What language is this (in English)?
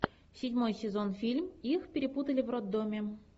Russian